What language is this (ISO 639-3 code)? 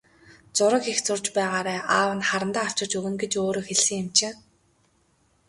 mon